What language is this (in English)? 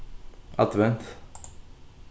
Faroese